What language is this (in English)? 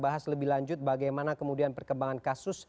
Indonesian